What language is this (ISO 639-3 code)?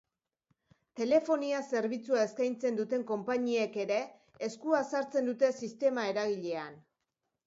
eus